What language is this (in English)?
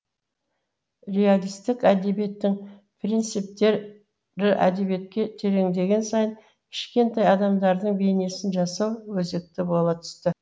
Kazakh